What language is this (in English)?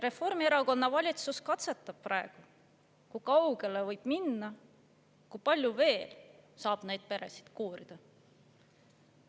Estonian